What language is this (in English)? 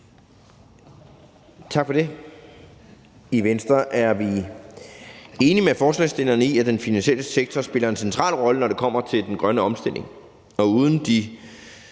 Danish